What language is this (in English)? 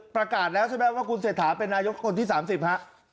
Thai